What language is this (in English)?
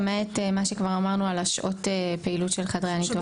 Hebrew